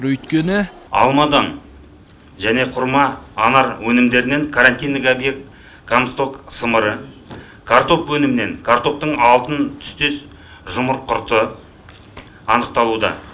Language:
Kazakh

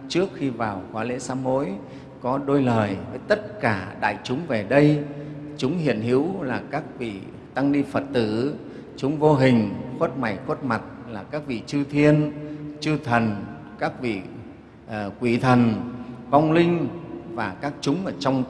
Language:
Vietnamese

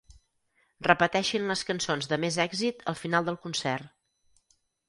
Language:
Catalan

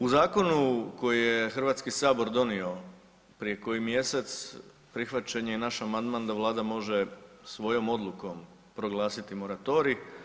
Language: Croatian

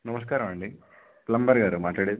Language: Telugu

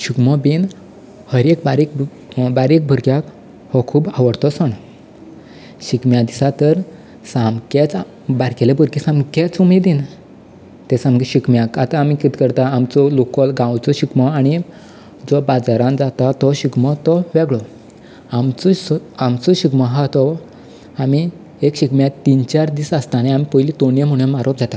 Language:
Konkani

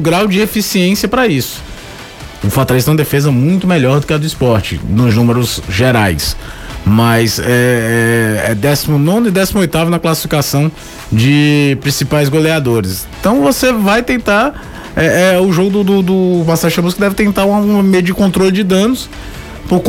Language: Portuguese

